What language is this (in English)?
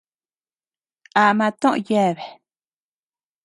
Tepeuxila Cuicatec